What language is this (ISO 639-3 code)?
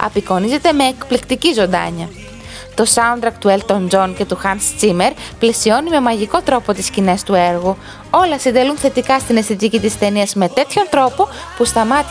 ell